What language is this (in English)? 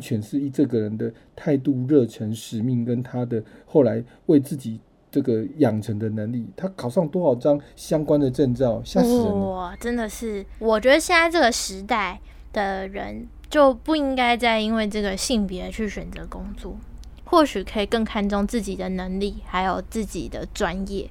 Chinese